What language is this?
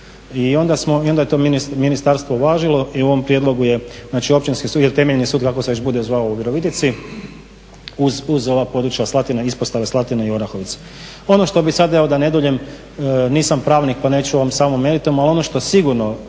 Croatian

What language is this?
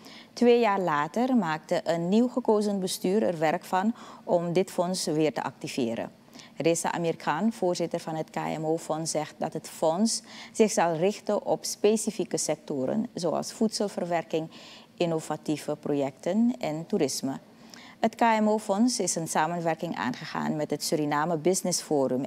Dutch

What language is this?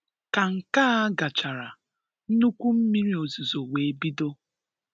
Igbo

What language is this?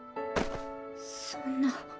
Japanese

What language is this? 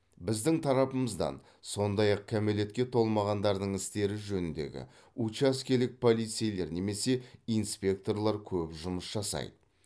Kazakh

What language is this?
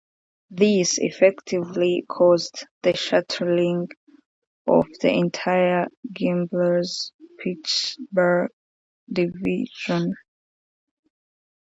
English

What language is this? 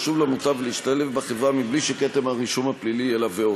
Hebrew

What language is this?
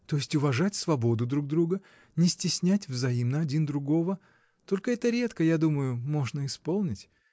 Russian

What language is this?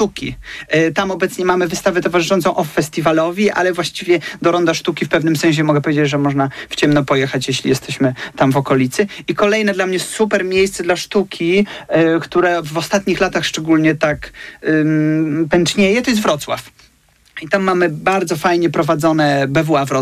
Polish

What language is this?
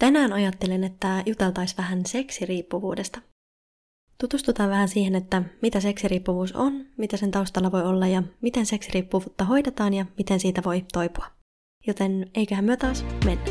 Finnish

